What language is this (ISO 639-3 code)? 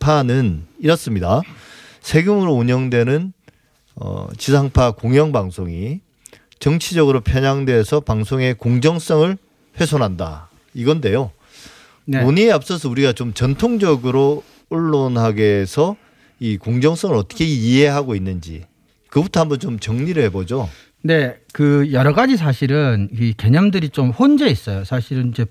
kor